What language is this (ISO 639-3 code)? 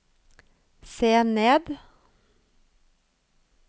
nor